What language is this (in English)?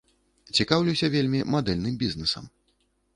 Belarusian